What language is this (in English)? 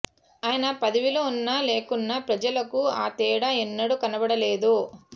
Telugu